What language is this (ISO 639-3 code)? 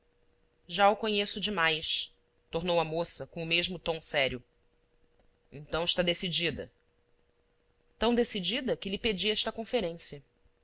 por